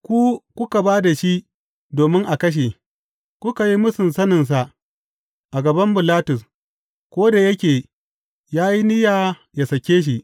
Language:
Hausa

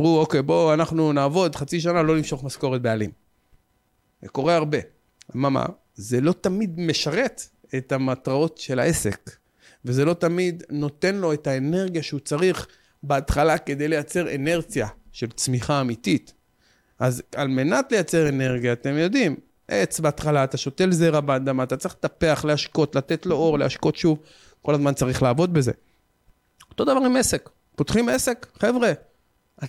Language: Hebrew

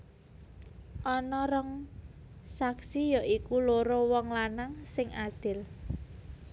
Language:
Javanese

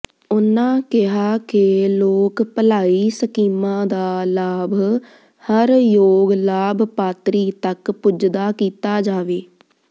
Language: Punjabi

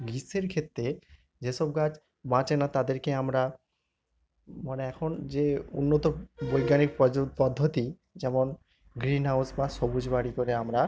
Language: Bangla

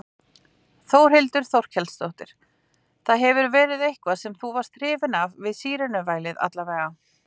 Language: Icelandic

